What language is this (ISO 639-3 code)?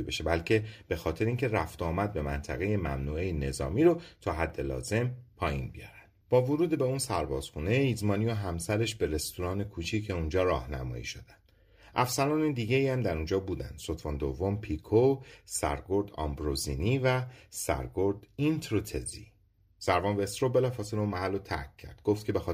fas